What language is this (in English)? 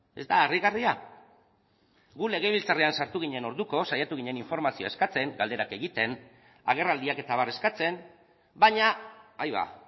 Basque